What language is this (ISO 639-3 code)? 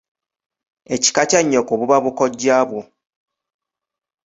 lug